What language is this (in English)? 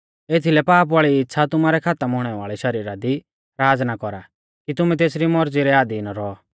Mahasu Pahari